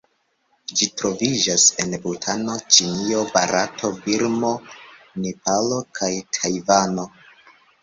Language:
Esperanto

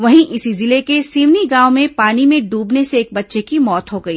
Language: Hindi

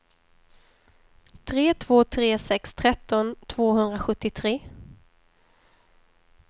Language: Swedish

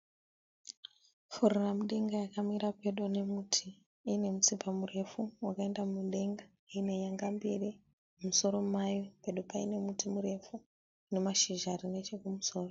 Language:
Shona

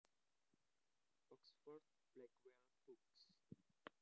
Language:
Javanese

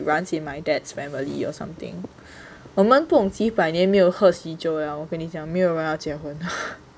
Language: English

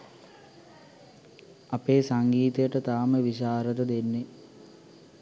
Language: Sinhala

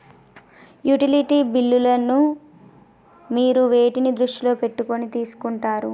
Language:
Telugu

